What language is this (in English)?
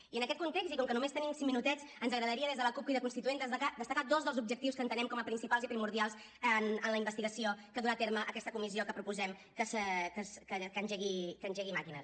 Catalan